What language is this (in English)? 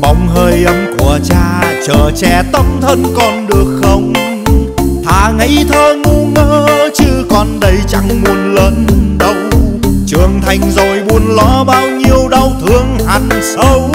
Vietnamese